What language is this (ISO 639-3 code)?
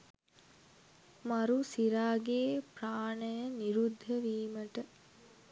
sin